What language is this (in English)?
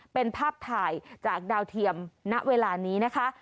Thai